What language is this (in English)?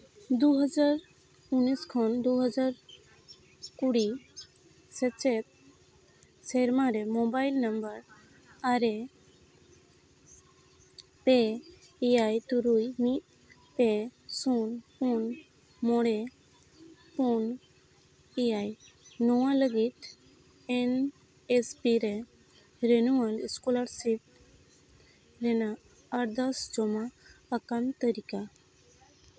Santali